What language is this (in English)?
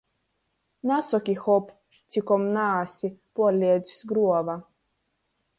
Latgalian